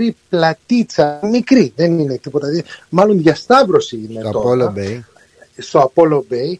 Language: Greek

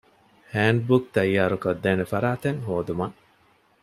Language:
Divehi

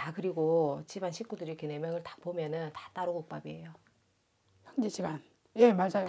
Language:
Korean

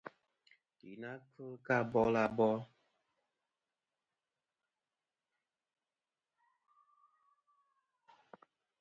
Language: Kom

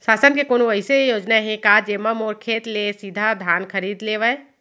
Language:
Chhattisgarhi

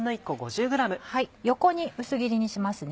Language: Japanese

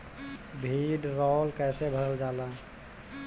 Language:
Bhojpuri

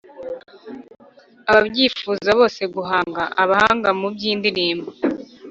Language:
Kinyarwanda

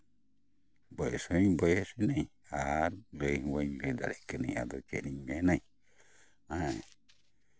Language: Santali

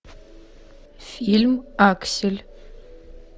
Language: Russian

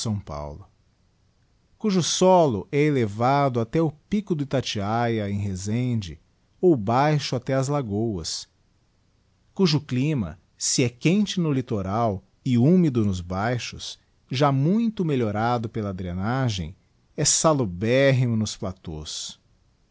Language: Portuguese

